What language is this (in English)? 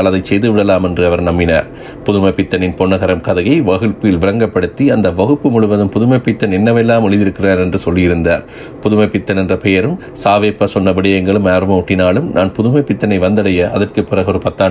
Tamil